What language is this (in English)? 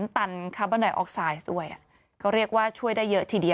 Thai